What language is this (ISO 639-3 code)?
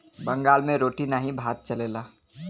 bho